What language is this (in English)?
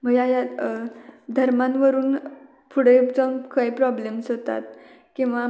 Marathi